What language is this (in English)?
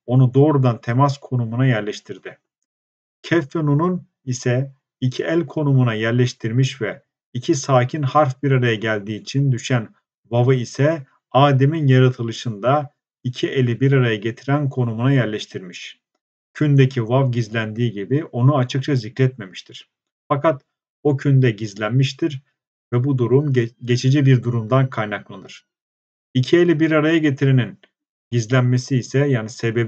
Turkish